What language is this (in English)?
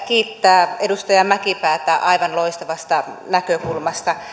Finnish